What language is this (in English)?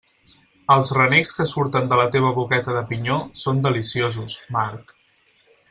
Catalan